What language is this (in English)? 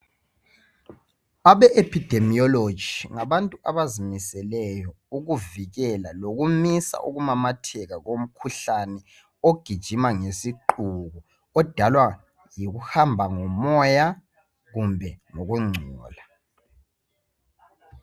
North Ndebele